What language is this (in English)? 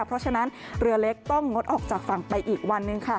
Thai